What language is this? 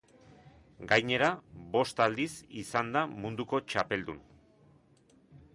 Basque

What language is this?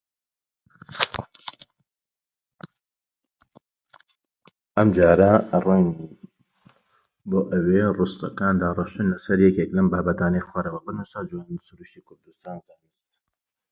Central Kurdish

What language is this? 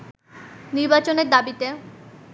Bangla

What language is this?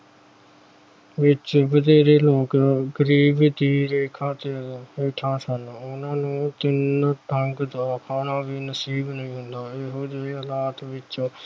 Punjabi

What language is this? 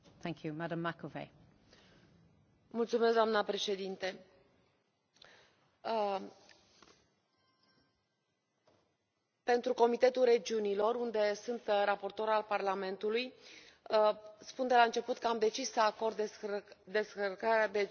Romanian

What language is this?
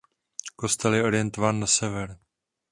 Czech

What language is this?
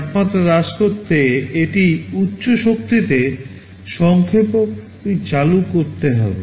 Bangla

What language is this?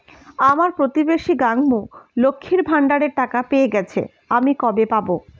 Bangla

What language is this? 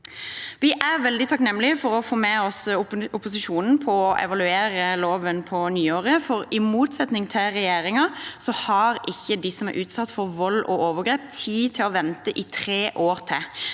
Norwegian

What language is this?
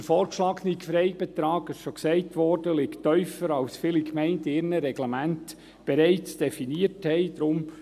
Swiss German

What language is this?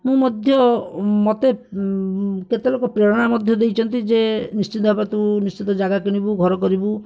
Odia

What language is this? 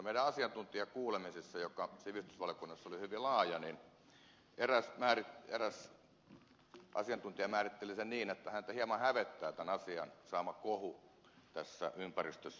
Finnish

